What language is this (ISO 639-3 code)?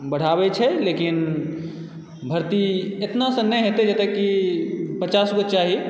mai